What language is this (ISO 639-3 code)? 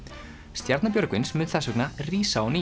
isl